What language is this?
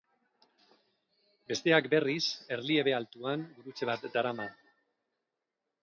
Basque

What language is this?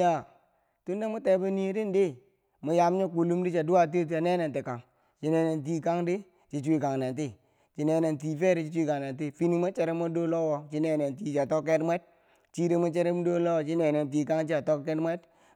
Bangwinji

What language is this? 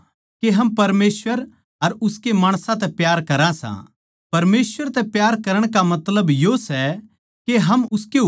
Haryanvi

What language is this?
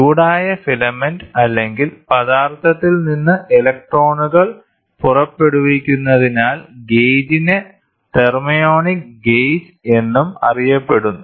Malayalam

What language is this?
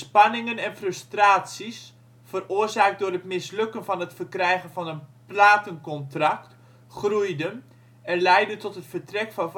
Dutch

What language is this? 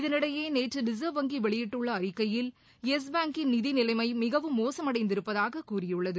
Tamil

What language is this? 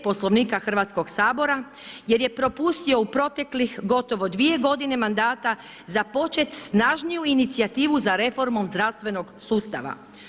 Croatian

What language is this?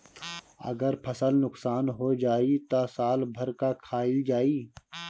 Bhojpuri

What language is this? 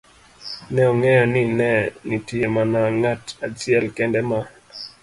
Luo (Kenya and Tanzania)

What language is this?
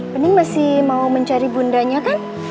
Indonesian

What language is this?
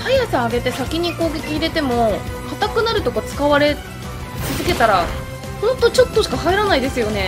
Japanese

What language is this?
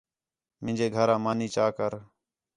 Khetrani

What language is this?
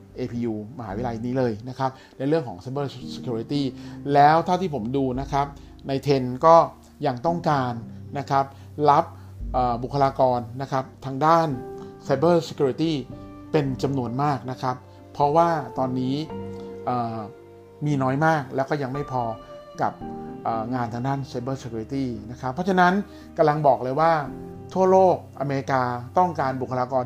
Thai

